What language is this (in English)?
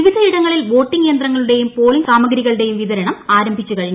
Malayalam